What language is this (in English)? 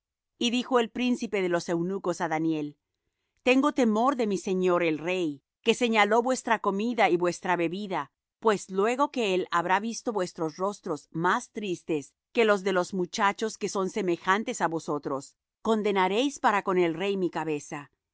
Spanish